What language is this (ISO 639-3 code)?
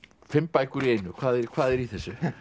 isl